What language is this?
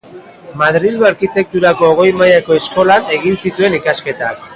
Basque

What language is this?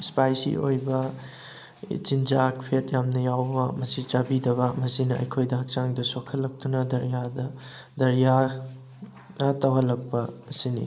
Manipuri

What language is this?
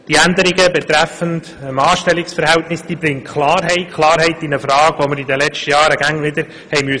Swiss German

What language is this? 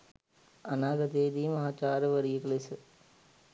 Sinhala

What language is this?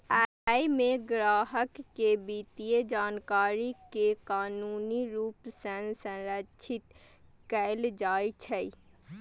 Maithili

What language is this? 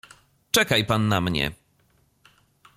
Polish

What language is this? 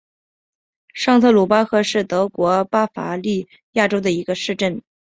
Chinese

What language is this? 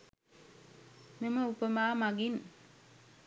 Sinhala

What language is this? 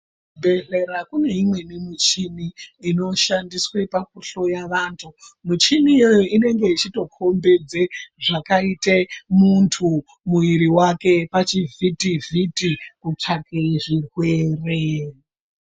Ndau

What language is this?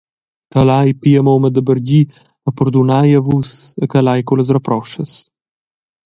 Romansh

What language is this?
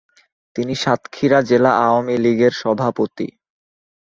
Bangla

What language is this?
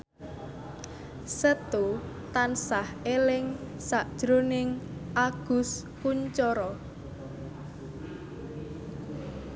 Javanese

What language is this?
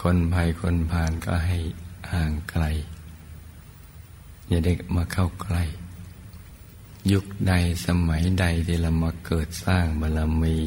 Thai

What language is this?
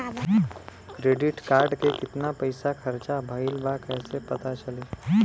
Bhojpuri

